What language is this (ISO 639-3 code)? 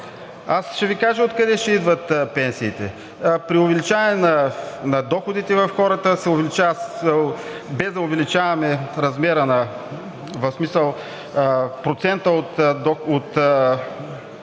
bul